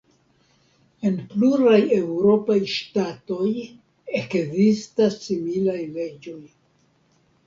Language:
Esperanto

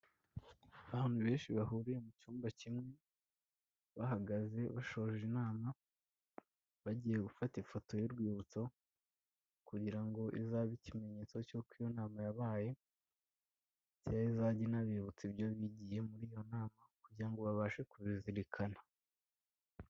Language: Kinyarwanda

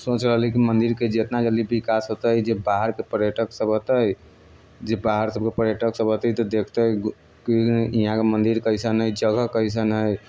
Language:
Maithili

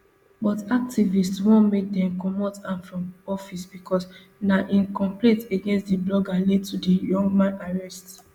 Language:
Nigerian Pidgin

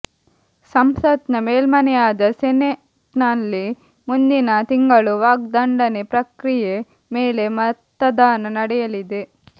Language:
Kannada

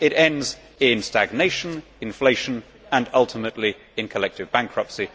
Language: English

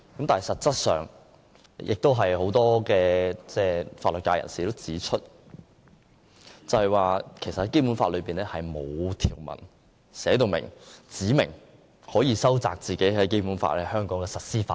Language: Cantonese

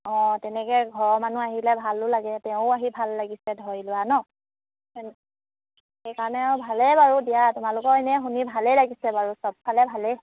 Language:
Assamese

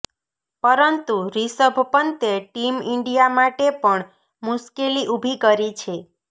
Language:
Gujarati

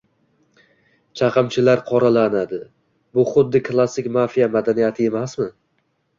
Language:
Uzbek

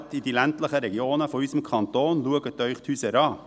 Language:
Swiss German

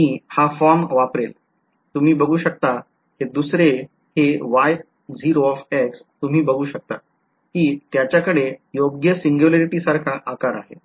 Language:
Marathi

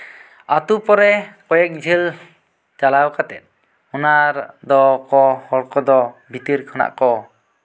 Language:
Santali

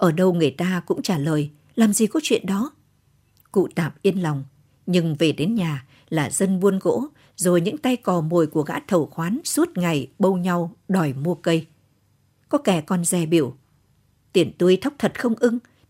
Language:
Vietnamese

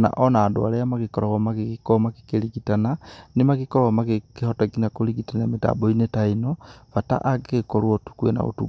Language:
Kikuyu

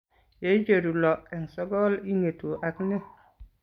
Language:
Kalenjin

